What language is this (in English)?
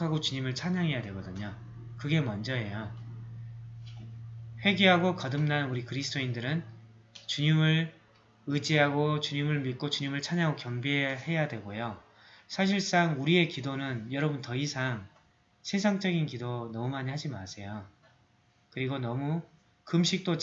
Korean